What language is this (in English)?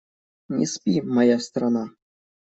Russian